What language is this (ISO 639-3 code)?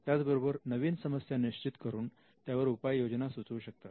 mar